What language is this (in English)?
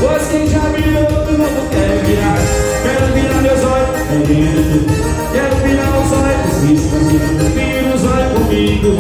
Romanian